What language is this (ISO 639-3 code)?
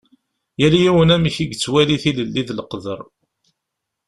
kab